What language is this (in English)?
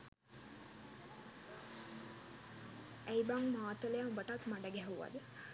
Sinhala